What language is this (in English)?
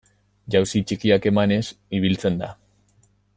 Basque